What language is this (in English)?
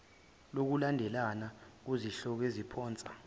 Zulu